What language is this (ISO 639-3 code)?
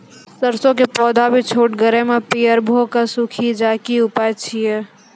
mai